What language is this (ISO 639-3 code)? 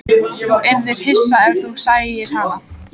isl